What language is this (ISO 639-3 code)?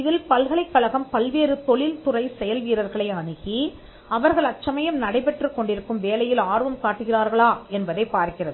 tam